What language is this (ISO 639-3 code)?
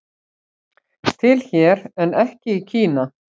isl